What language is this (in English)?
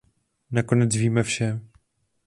Czech